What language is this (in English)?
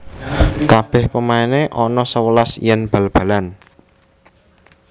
Javanese